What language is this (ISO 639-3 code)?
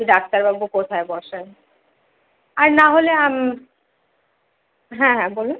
ben